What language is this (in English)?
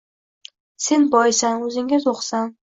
Uzbek